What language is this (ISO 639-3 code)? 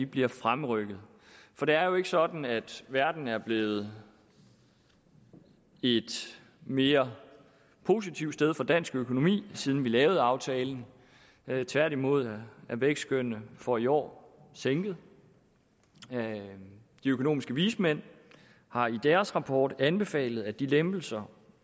dan